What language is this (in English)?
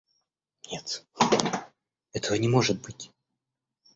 Russian